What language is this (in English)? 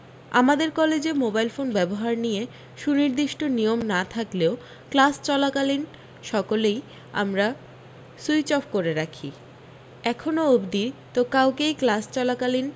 Bangla